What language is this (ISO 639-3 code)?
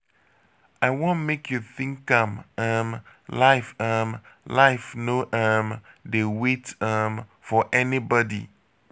pcm